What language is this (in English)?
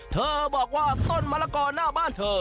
Thai